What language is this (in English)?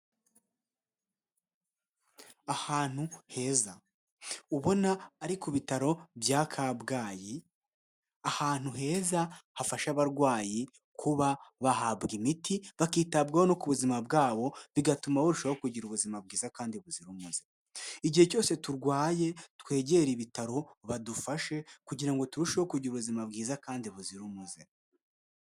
Kinyarwanda